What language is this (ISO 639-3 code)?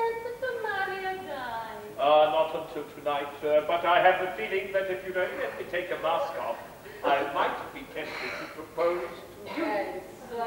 eng